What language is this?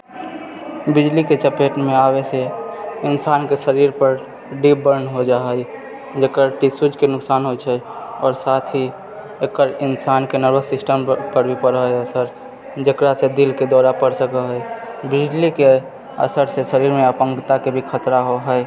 Maithili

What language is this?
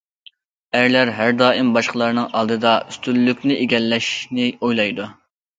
Uyghur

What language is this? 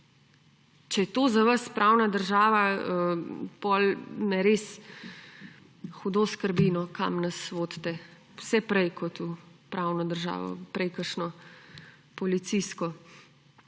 Slovenian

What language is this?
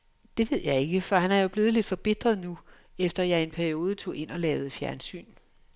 Danish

